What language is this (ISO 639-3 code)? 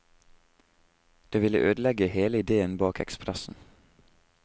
nor